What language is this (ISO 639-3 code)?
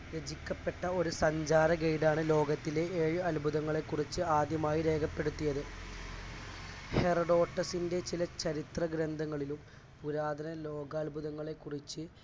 mal